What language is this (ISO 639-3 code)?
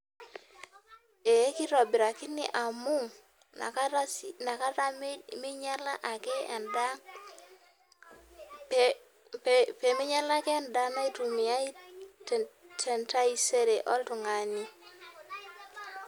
mas